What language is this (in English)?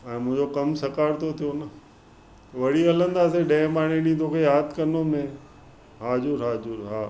Sindhi